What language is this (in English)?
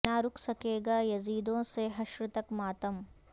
Urdu